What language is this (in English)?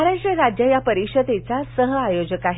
Marathi